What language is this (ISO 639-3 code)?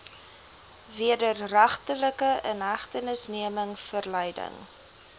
afr